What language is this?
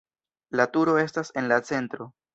Esperanto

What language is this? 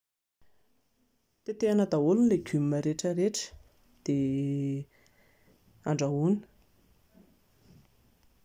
Malagasy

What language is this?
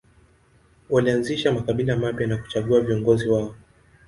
Swahili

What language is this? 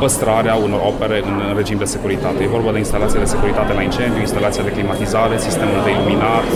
Romanian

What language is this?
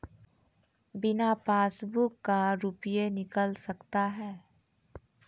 Maithili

